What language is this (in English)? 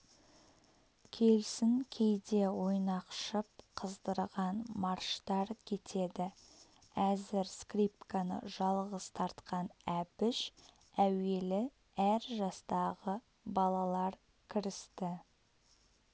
Kazakh